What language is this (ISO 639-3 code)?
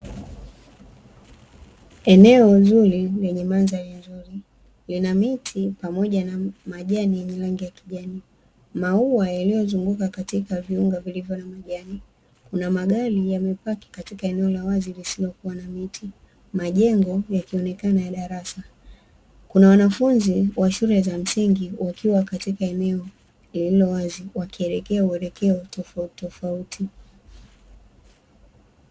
swa